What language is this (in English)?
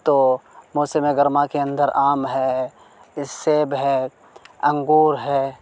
Urdu